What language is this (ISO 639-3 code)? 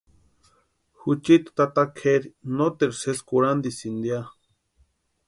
pua